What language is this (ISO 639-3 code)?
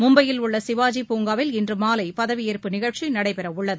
tam